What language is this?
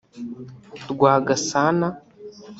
Kinyarwanda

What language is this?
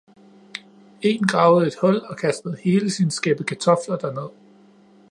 Danish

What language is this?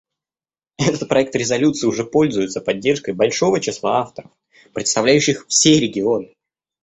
Russian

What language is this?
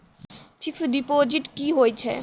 Maithili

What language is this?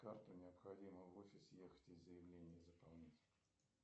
Russian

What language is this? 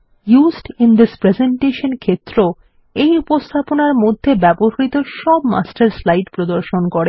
Bangla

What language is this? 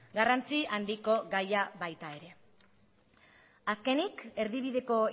Basque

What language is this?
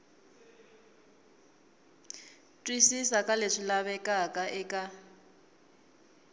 Tsonga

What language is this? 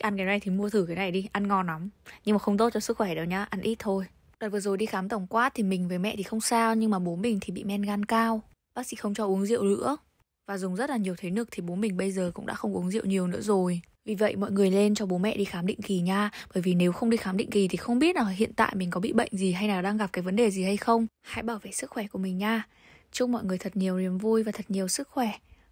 Vietnamese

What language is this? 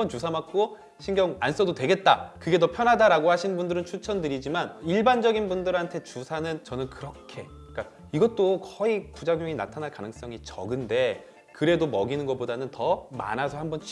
Korean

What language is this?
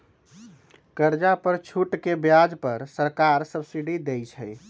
Magahi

